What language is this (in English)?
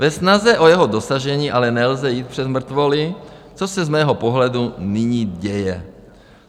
Czech